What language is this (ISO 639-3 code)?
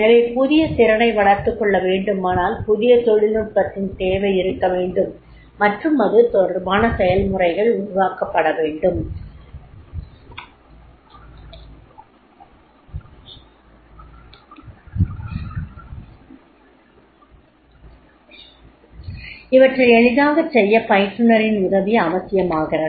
tam